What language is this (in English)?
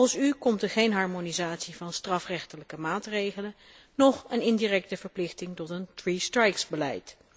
Dutch